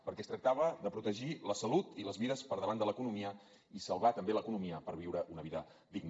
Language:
Catalan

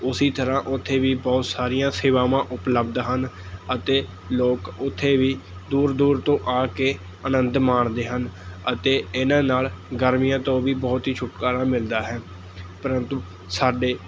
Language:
Punjabi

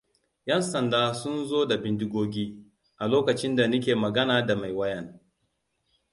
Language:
Hausa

